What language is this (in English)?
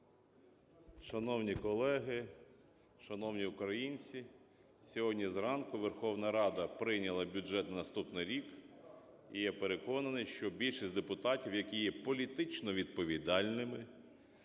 Ukrainian